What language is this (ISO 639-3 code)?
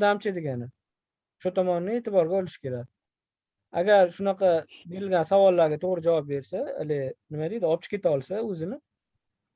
uzb